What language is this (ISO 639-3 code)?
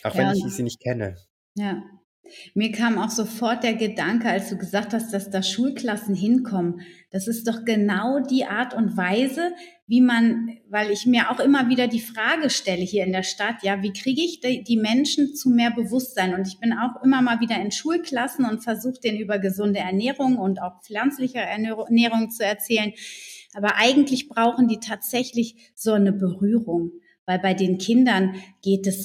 deu